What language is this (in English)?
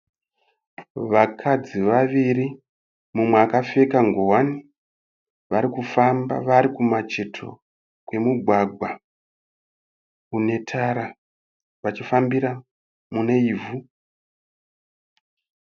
Shona